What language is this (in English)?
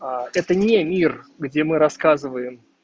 Russian